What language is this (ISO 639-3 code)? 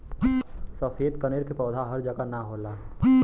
bho